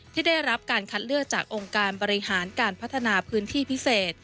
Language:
Thai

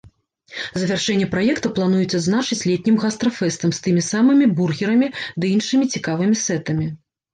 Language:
Belarusian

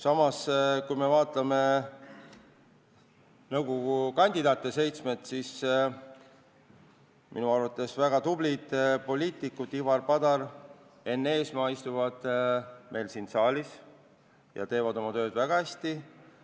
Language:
Estonian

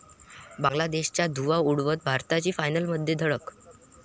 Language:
Marathi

